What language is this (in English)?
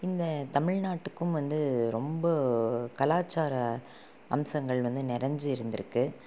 Tamil